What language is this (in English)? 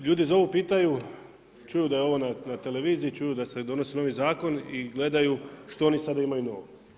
Croatian